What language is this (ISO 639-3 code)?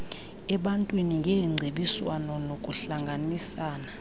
xho